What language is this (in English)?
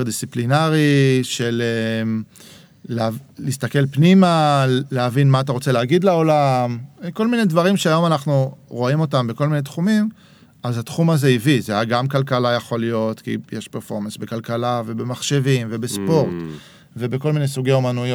Hebrew